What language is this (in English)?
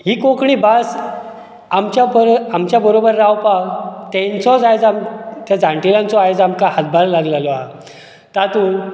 Konkani